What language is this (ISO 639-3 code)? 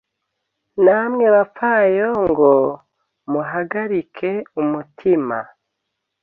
kin